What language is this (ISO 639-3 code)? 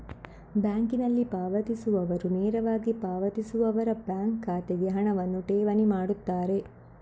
kan